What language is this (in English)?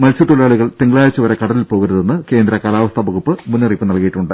Malayalam